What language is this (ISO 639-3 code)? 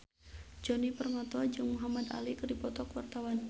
sun